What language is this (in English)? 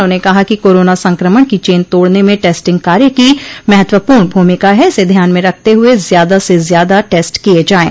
Hindi